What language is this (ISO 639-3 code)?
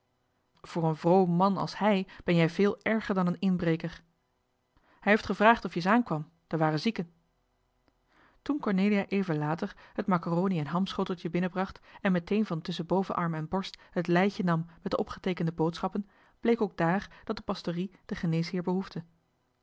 nld